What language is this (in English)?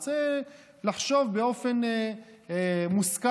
Hebrew